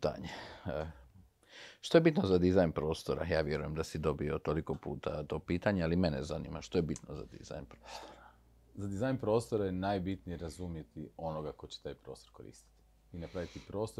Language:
Croatian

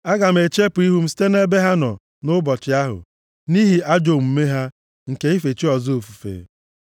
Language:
Igbo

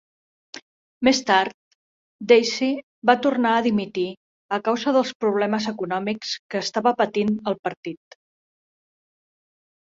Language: Catalan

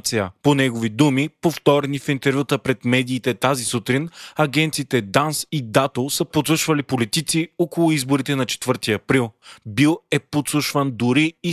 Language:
Bulgarian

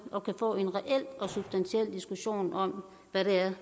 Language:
Danish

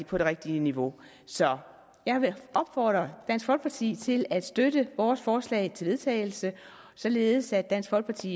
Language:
Danish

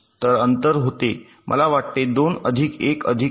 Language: Marathi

